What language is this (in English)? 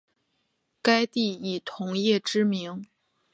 Chinese